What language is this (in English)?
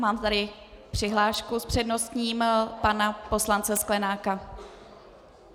Czech